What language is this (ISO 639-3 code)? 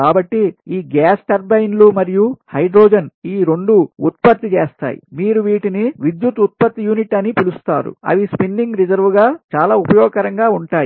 tel